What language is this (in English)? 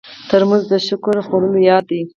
Pashto